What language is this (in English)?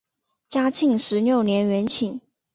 Chinese